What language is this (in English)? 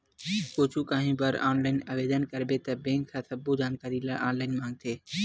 Chhattisgarhi